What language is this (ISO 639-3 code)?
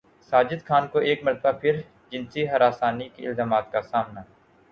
urd